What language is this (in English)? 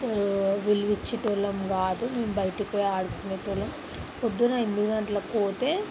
Telugu